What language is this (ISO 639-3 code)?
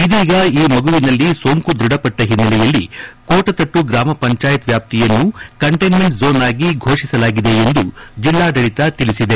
kan